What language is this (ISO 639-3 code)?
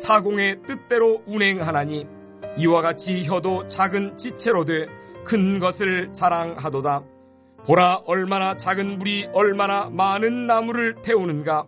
kor